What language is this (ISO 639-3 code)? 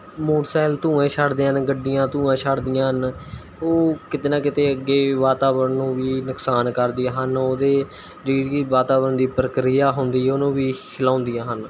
pan